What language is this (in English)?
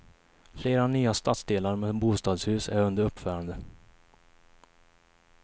Swedish